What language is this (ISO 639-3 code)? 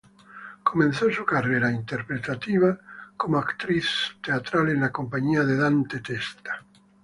spa